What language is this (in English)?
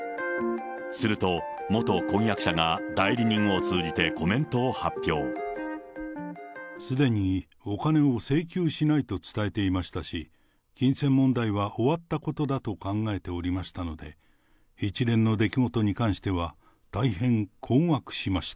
Japanese